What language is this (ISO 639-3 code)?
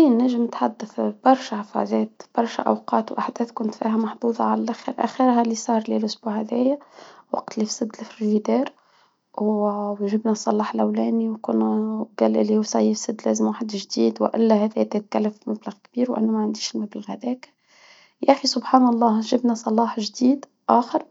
aeb